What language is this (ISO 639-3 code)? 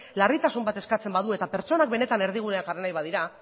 eus